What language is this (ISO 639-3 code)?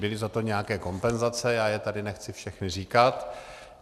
ces